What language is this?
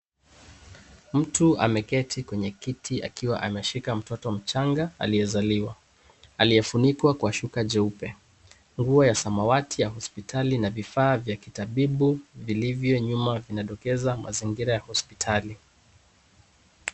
Swahili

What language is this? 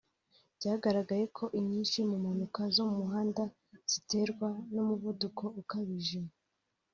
Kinyarwanda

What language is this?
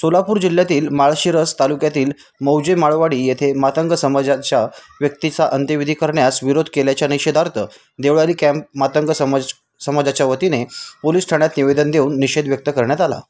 Marathi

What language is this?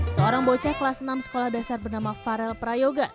Indonesian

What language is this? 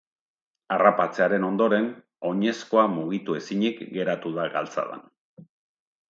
Basque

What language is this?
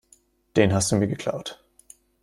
German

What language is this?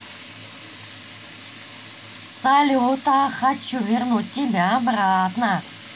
Russian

